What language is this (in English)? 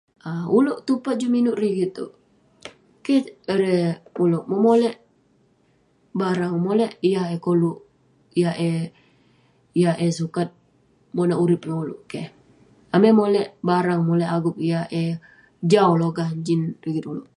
Western Penan